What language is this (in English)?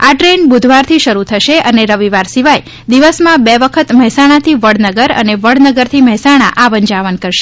Gujarati